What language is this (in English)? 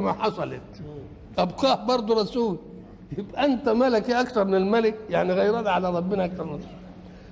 Arabic